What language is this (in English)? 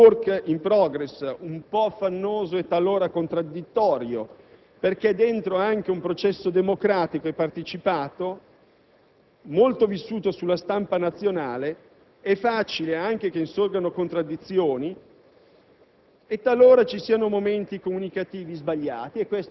Italian